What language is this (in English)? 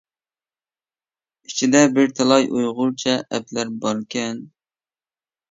Uyghur